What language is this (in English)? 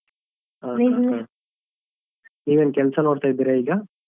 Kannada